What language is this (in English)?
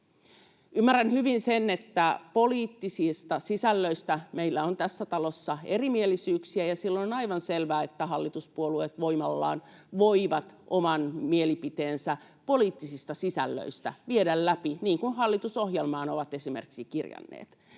Finnish